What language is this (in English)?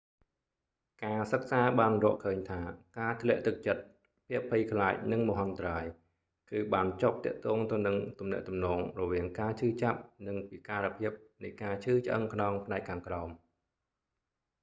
Khmer